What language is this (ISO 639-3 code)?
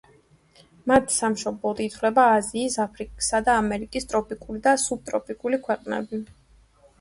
kat